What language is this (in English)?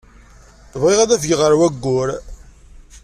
Kabyle